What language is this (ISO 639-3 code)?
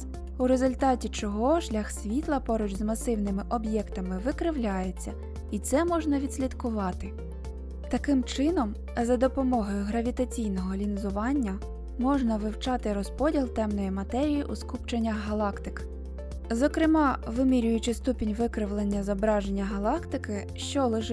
ukr